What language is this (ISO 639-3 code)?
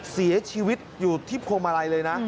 tha